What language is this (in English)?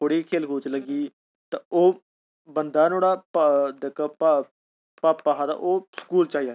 Dogri